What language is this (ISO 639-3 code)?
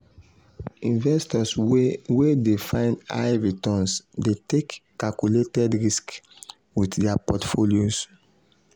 pcm